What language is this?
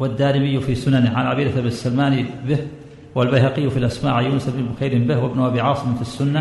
Arabic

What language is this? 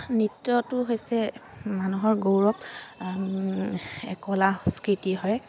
Assamese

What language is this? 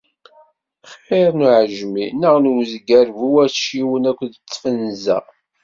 Kabyle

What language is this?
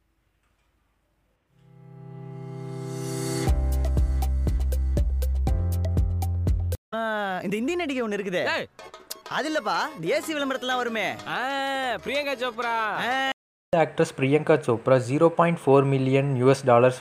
Tamil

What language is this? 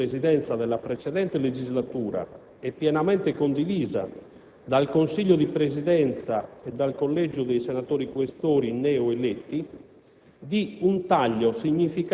Italian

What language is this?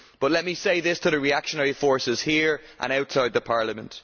English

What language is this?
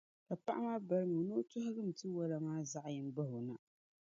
Dagbani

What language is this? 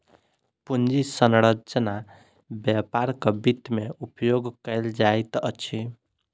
Maithili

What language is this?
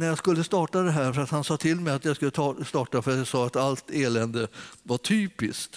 Swedish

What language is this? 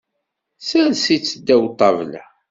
Kabyle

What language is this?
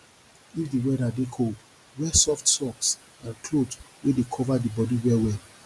Nigerian Pidgin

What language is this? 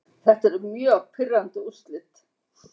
Icelandic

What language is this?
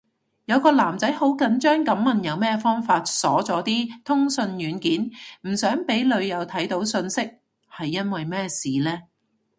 Cantonese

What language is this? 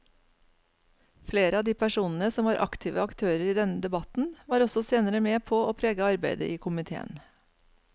Norwegian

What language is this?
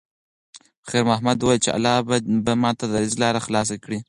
Pashto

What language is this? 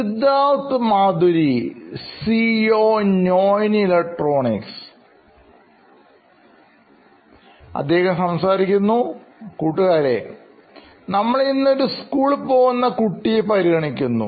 Malayalam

